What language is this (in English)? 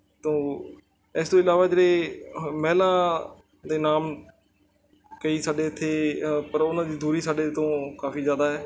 Punjabi